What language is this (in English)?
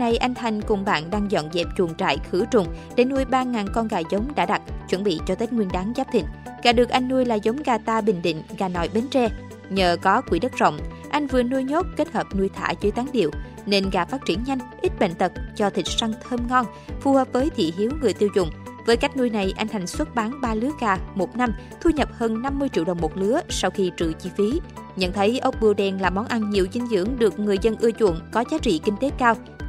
Vietnamese